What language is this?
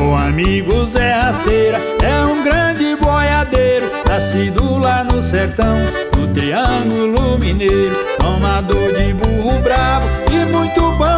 Portuguese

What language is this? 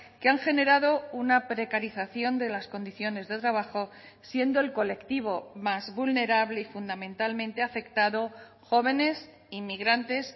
Spanish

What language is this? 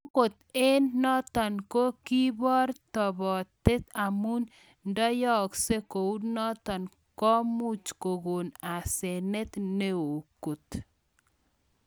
Kalenjin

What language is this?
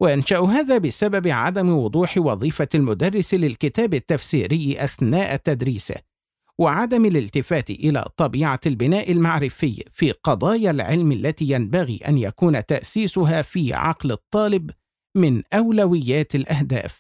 Arabic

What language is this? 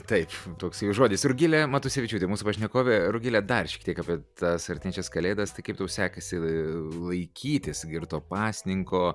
Lithuanian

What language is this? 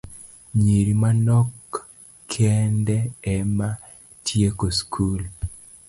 Luo (Kenya and Tanzania)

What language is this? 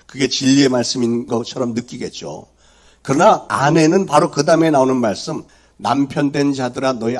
Korean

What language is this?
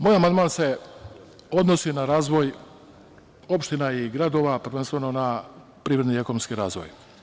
Serbian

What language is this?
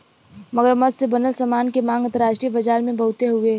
Bhojpuri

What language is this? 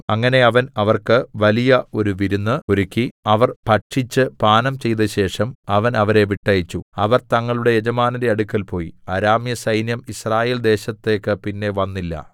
Malayalam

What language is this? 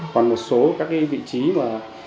Vietnamese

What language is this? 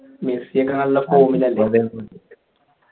Malayalam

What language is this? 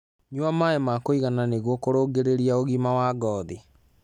Kikuyu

